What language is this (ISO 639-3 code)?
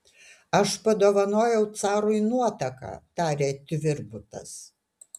lit